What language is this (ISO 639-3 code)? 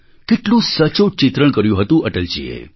guj